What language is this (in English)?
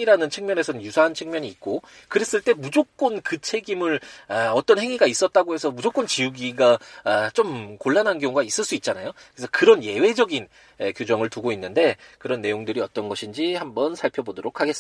Korean